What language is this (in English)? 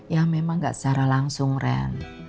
Indonesian